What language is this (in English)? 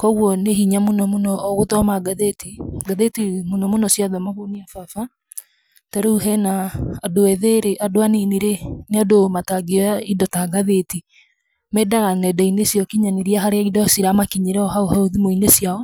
Kikuyu